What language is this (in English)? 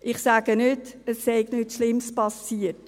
Swiss German